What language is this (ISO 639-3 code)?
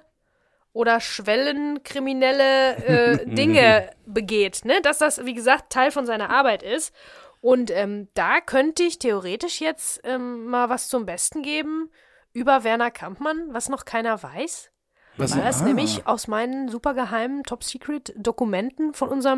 deu